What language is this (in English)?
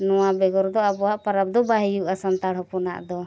Santali